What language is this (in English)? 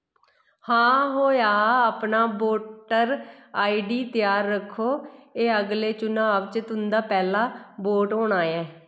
Dogri